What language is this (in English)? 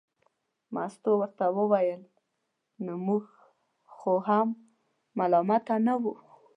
Pashto